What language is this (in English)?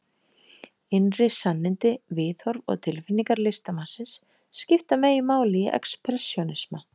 Icelandic